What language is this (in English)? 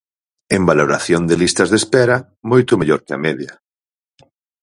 Galician